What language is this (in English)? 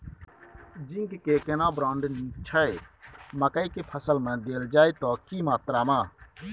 Maithili